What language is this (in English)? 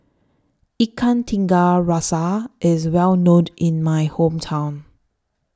English